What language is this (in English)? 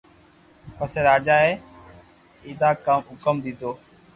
Loarki